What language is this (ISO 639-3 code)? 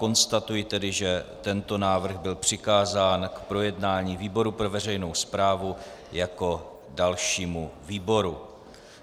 ces